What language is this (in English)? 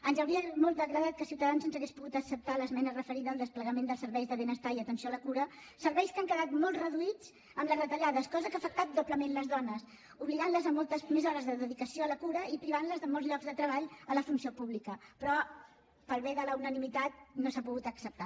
Catalan